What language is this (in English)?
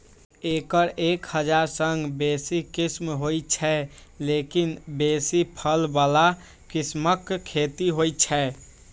Maithili